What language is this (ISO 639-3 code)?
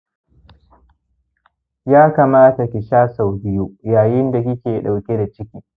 hau